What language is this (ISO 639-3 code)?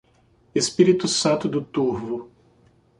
por